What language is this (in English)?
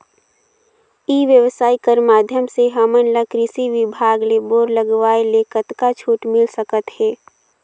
Chhattisgarhi